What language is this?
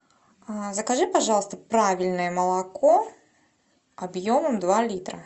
Russian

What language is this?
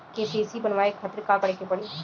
Bhojpuri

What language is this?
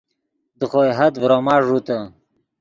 Yidgha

